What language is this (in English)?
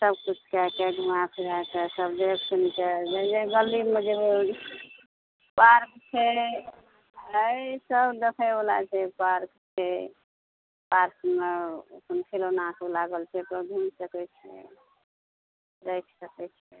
Maithili